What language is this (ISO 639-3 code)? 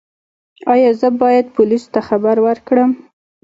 pus